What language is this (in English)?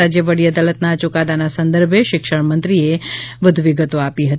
Gujarati